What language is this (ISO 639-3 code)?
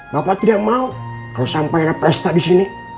ind